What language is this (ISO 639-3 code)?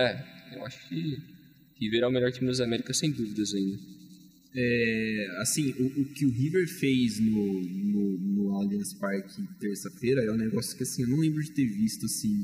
por